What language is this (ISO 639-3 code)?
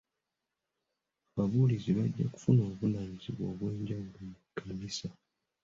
lug